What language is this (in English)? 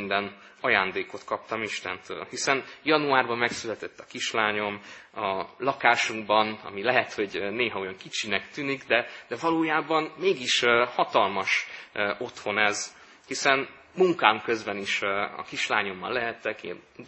Hungarian